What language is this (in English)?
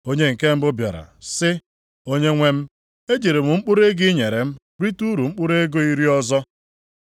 Igbo